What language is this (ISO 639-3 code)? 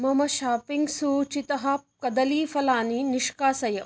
san